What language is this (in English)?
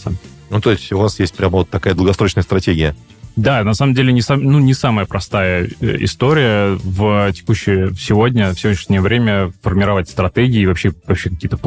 Russian